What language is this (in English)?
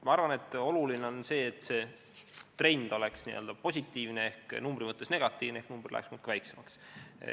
Estonian